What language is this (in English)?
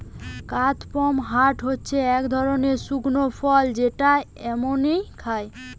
Bangla